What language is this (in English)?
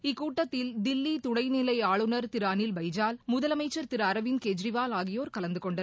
Tamil